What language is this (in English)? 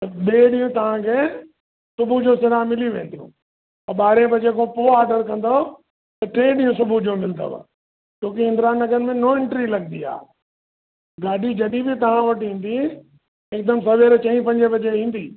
Sindhi